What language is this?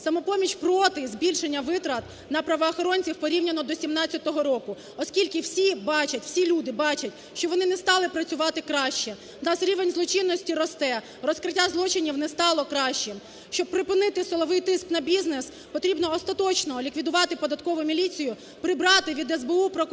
Ukrainian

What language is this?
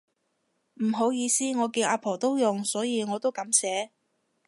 Cantonese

